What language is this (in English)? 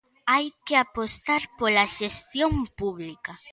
Galician